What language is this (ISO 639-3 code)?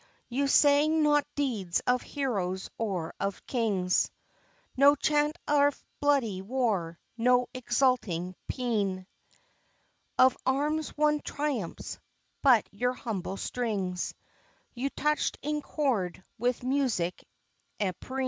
eng